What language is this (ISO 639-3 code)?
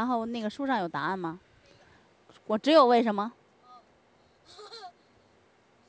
zho